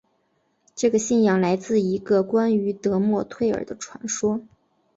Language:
Chinese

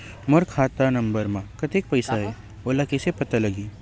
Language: Chhattisgarhi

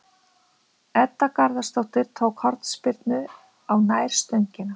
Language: Icelandic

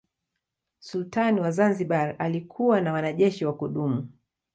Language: Swahili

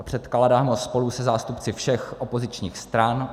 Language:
Czech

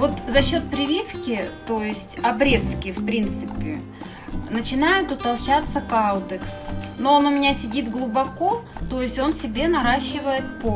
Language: Russian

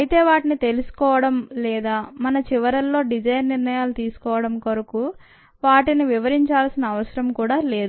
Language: Telugu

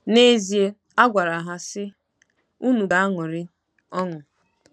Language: Igbo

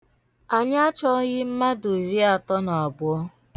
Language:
Igbo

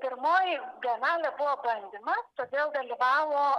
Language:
Lithuanian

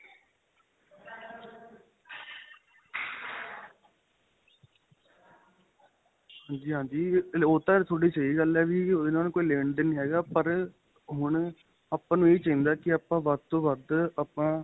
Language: Punjabi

